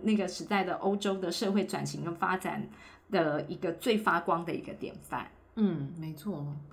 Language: Chinese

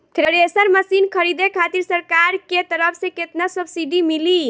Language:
Bhojpuri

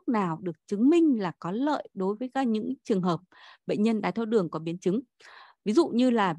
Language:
Vietnamese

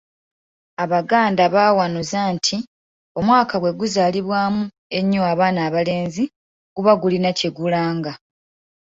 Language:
Ganda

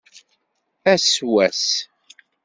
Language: Kabyle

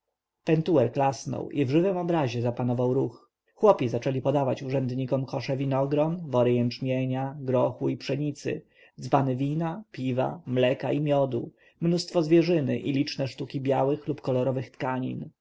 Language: Polish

